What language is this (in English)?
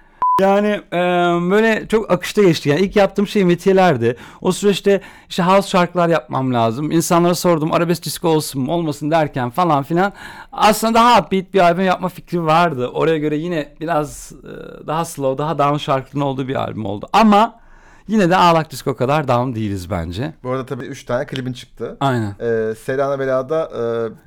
Turkish